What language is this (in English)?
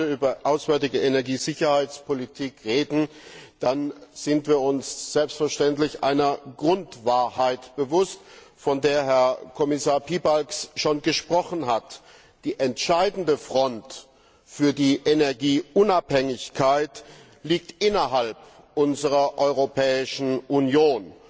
German